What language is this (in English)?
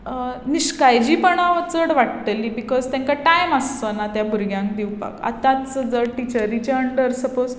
Konkani